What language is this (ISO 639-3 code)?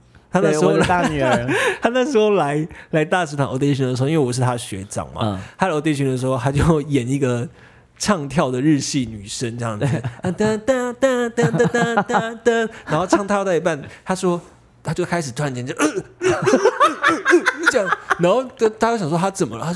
zho